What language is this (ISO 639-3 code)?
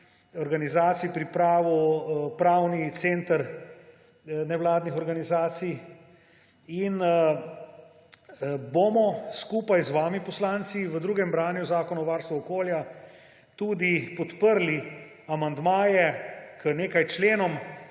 slv